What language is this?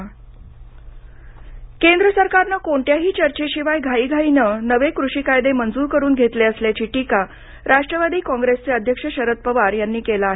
Marathi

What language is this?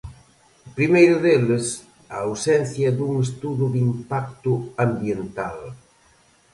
Galician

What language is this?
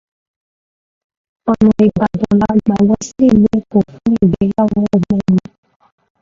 Yoruba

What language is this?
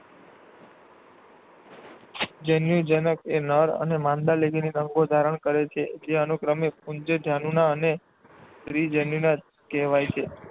Gujarati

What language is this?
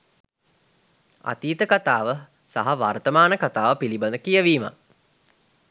Sinhala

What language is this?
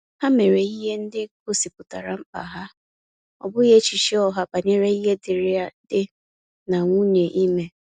Igbo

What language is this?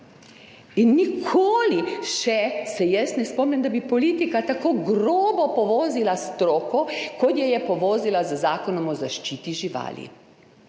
Slovenian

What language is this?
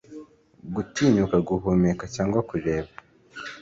Kinyarwanda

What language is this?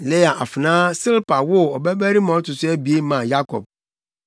Akan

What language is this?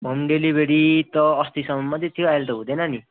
Nepali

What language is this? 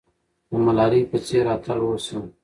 Pashto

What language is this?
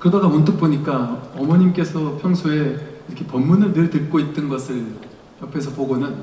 Korean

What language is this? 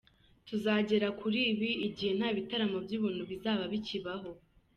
Kinyarwanda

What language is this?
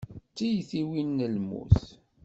Kabyle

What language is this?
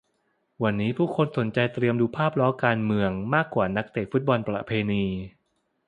Thai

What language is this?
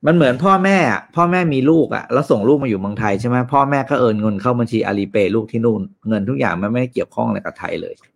Thai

